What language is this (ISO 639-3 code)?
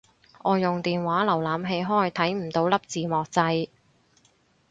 yue